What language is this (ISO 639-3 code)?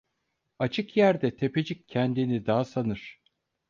tur